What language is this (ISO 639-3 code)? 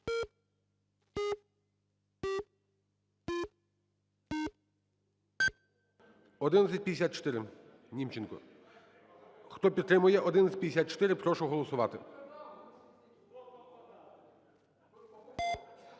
ukr